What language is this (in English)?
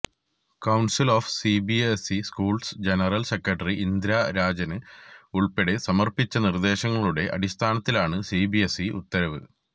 Malayalam